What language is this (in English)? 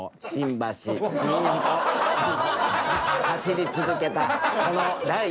Japanese